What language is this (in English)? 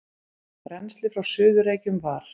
Icelandic